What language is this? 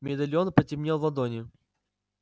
Russian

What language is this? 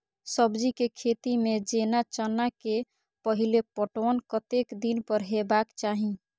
Maithili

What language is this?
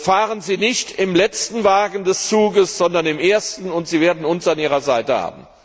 German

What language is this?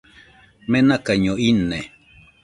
Nüpode Huitoto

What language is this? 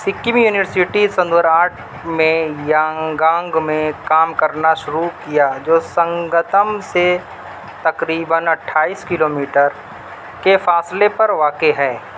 Urdu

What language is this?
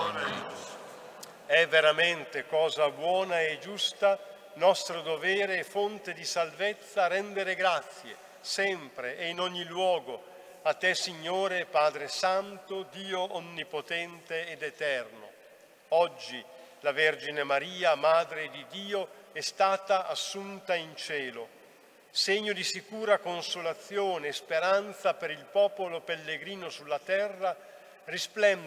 Italian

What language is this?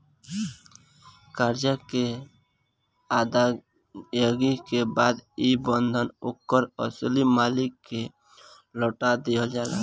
Bhojpuri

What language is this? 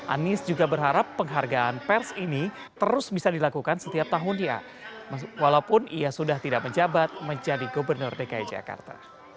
Indonesian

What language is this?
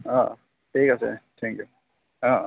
Assamese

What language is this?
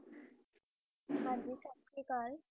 Punjabi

